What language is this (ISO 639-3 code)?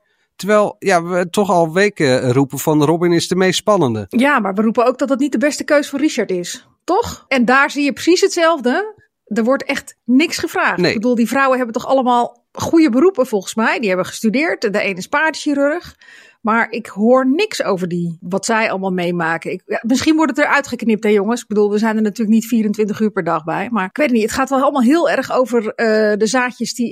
nld